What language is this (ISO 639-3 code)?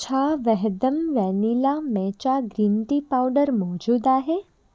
snd